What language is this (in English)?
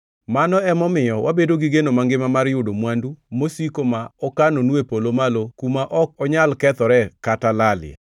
Luo (Kenya and Tanzania)